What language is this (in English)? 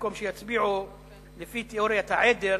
Hebrew